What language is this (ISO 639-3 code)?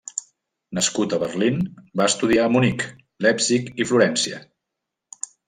cat